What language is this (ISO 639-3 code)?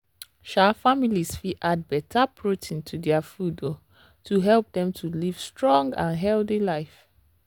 pcm